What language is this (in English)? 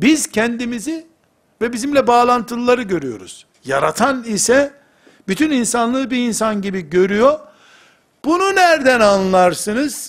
Turkish